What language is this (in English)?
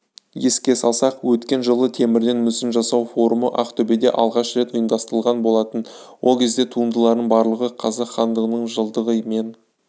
Kazakh